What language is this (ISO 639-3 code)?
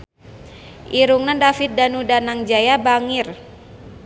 sun